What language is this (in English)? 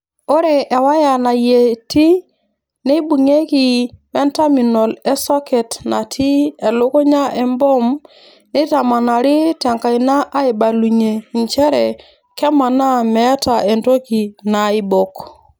Masai